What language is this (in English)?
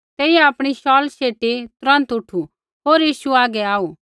Kullu Pahari